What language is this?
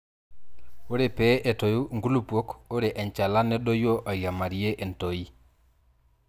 Masai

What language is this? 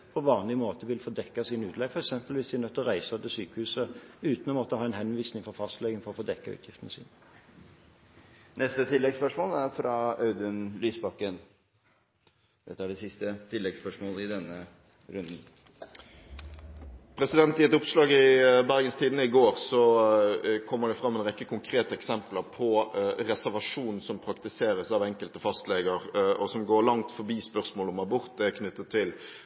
Norwegian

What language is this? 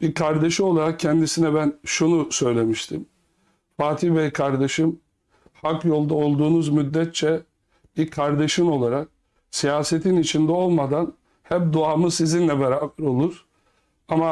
Turkish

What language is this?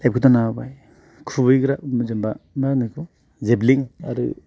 Bodo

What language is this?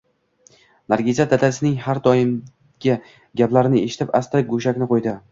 Uzbek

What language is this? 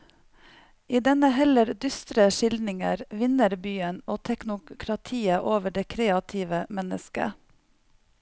Norwegian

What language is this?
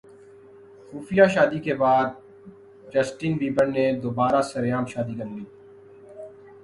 Urdu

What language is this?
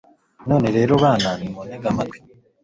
Kinyarwanda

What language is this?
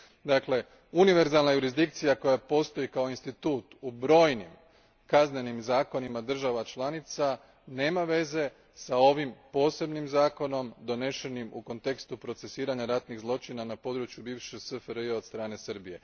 Croatian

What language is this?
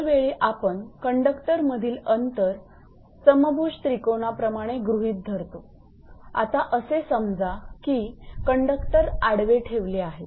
Marathi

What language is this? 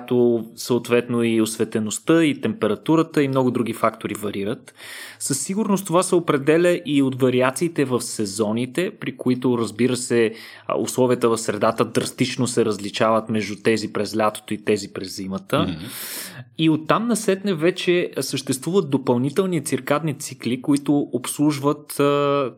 Bulgarian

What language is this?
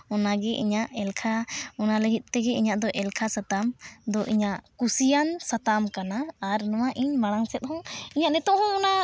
Santali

